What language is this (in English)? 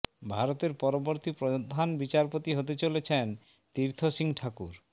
Bangla